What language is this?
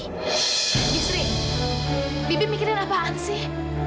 Indonesian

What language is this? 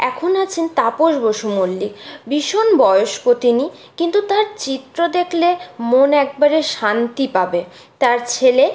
Bangla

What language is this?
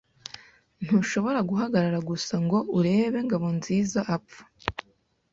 Kinyarwanda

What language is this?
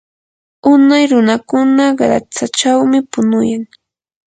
Yanahuanca Pasco Quechua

